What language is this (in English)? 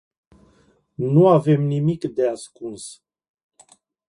Romanian